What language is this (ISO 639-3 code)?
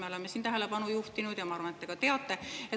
est